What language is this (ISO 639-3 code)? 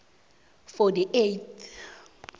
nbl